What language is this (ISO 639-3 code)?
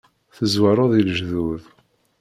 kab